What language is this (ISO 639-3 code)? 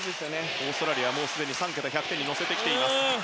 jpn